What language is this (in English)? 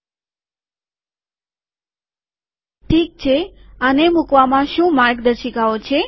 Gujarati